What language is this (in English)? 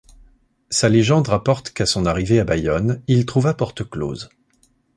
French